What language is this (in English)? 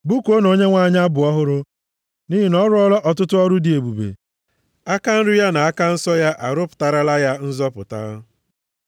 Igbo